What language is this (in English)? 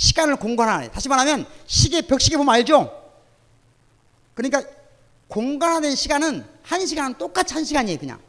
Korean